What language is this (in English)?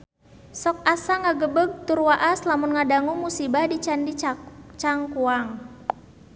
Sundanese